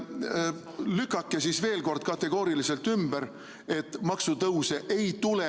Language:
Estonian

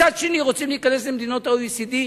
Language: Hebrew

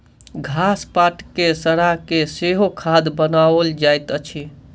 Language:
Maithili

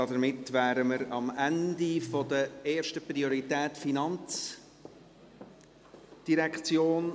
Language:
Swiss German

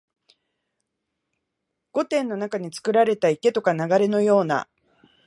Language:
Japanese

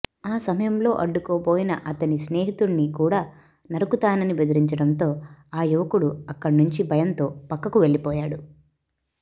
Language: Telugu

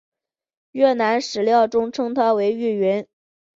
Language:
Chinese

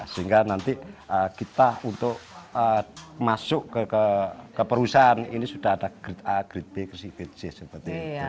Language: Indonesian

